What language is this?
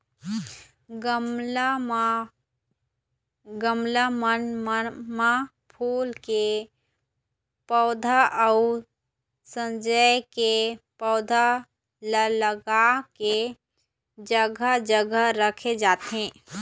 Chhattisgarhi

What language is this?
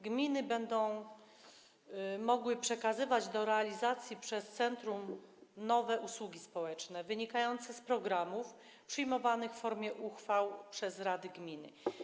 Polish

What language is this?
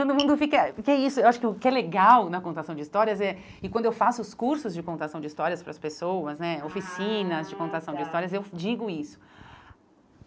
Portuguese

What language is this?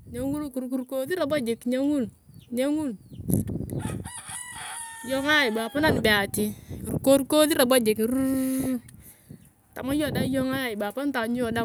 Turkana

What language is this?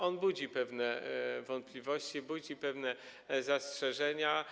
Polish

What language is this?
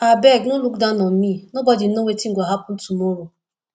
Nigerian Pidgin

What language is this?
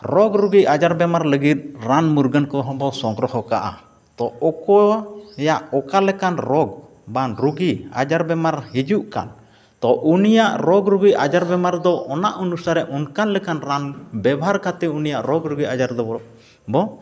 Santali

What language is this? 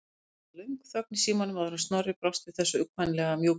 Icelandic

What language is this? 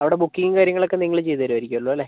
Malayalam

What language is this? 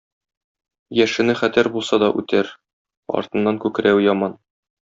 Tatar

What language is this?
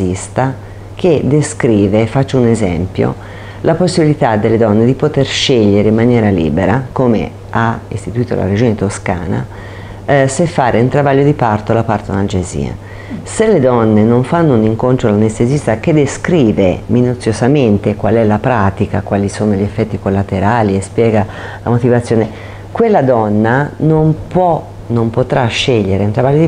Italian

